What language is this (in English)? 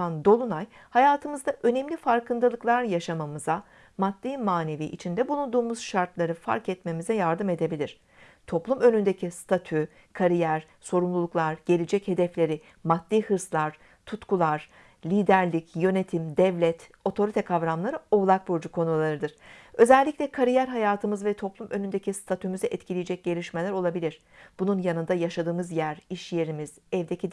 Turkish